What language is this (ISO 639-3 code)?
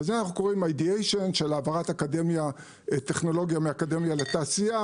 heb